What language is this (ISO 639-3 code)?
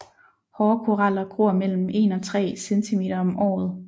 dan